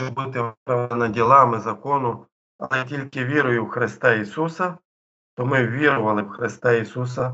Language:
Ukrainian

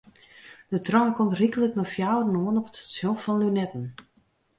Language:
Western Frisian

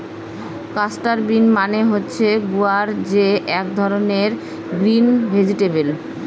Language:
Bangla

